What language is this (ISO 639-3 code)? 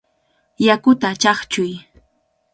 qvl